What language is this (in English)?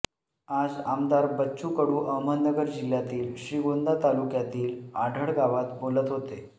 Marathi